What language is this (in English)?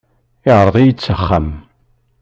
Kabyle